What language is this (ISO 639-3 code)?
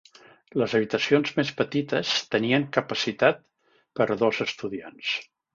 cat